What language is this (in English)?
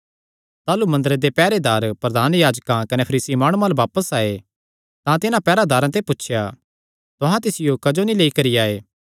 Kangri